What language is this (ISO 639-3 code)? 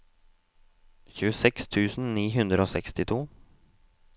nor